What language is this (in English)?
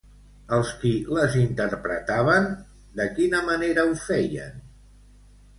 Catalan